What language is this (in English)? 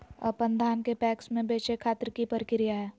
Magahi